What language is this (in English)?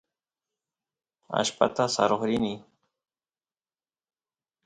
Santiago del Estero Quichua